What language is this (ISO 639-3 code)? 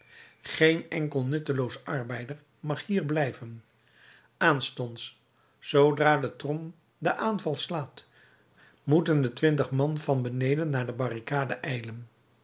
nld